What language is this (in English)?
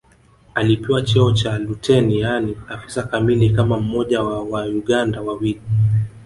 Swahili